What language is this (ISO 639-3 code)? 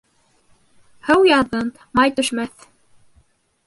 bak